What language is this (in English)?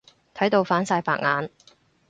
Cantonese